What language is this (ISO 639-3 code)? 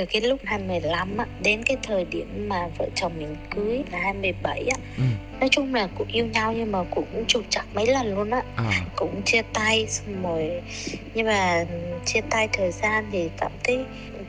vie